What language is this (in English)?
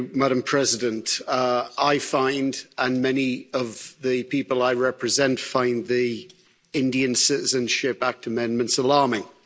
English